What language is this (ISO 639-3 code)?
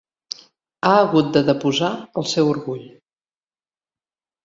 cat